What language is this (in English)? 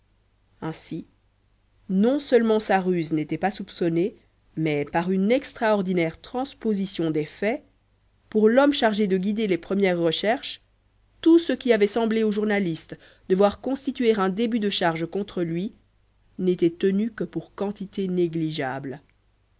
French